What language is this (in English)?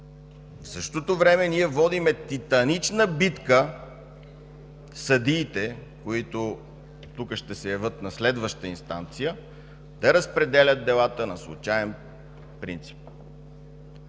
Bulgarian